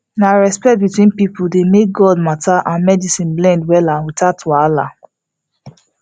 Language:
Nigerian Pidgin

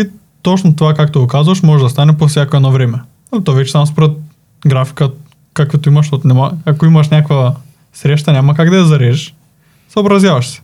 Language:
Bulgarian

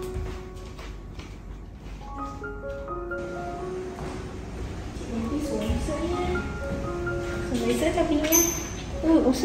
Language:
Vietnamese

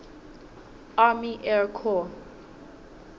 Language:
Southern Sotho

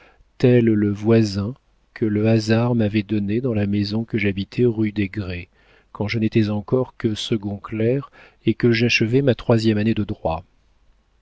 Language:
French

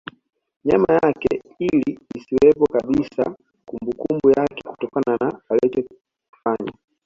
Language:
Swahili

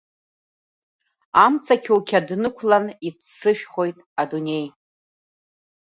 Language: Abkhazian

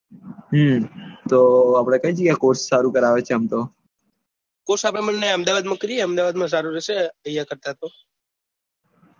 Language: Gujarati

